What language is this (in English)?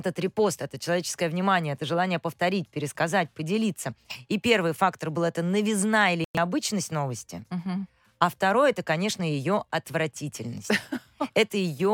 Russian